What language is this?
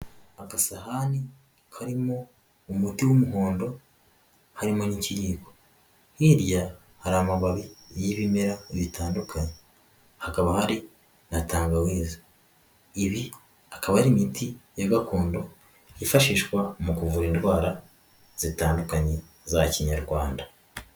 Kinyarwanda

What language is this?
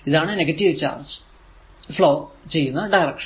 Malayalam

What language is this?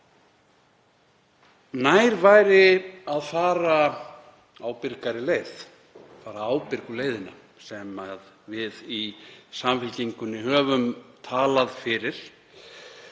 Icelandic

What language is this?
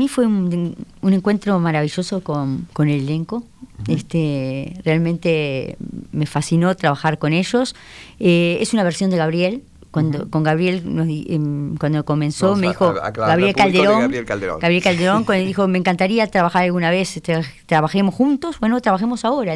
Spanish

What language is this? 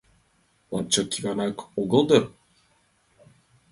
Mari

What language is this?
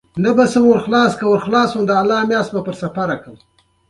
Pashto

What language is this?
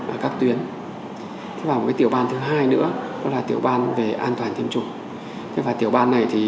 Vietnamese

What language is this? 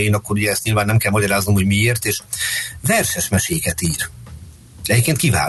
Hungarian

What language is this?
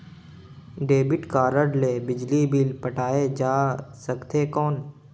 Chhattisgarhi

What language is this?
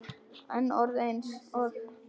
Icelandic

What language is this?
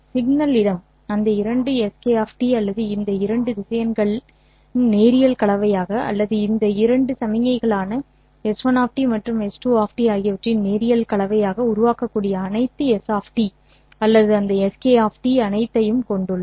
Tamil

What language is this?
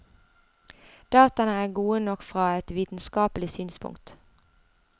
Norwegian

